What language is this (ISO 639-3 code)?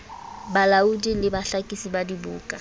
sot